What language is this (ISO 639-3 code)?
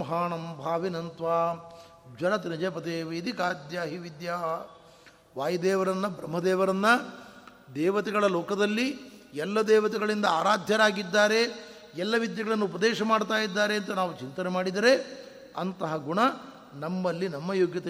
kan